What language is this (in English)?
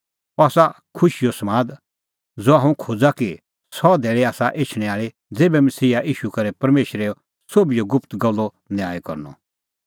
Kullu Pahari